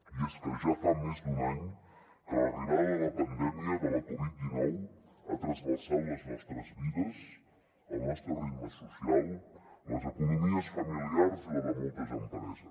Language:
Catalan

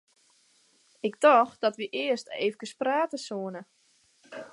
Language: Western Frisian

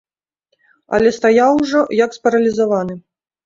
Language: Belarusian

